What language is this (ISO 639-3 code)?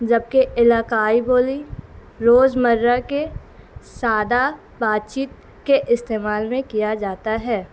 urd